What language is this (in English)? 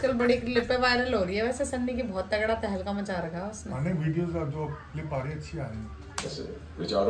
Hindi